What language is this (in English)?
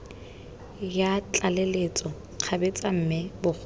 Tswana